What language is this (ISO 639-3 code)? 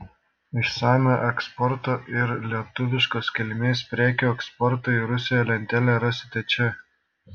lit